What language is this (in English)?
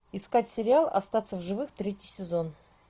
Russian